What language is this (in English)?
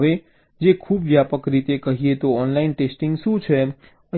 Gujarati